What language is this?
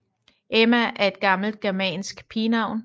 Danish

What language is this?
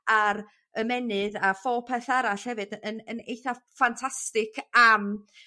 Welsh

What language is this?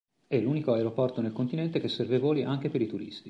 Italian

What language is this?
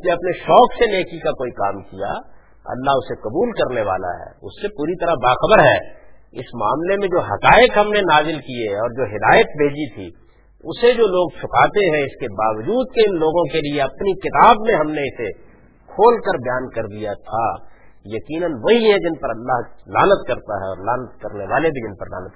Urdu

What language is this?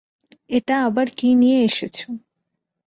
Bangla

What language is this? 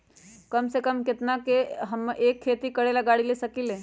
Magahi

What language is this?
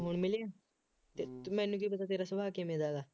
Punjabi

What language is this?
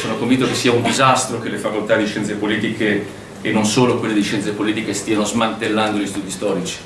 Italian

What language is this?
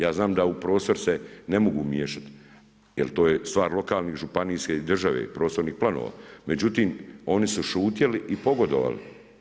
Croatian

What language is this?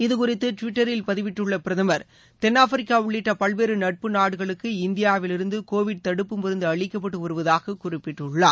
Tamil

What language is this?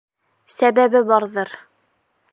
Bashkir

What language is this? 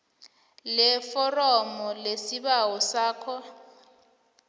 South Ndebele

